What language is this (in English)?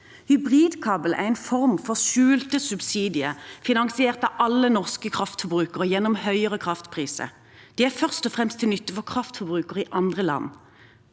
Norwegian